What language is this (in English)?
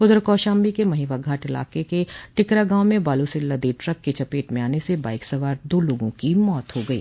Hindi